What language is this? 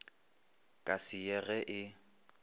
Northern Sotho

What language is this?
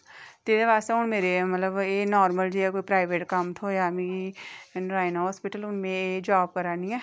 Dogri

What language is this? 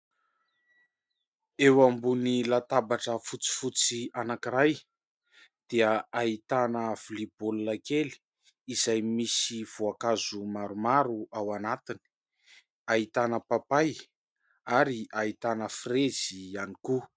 Malagasy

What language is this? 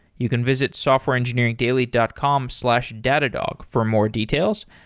English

